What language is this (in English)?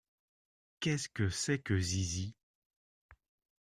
French